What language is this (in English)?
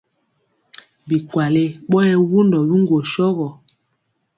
Mpiemo